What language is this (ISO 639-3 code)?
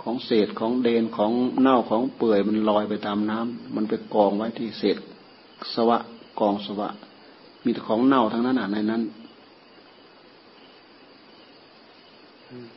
tha